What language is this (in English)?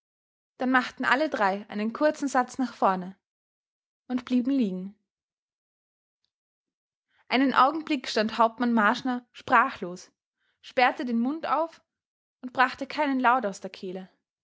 German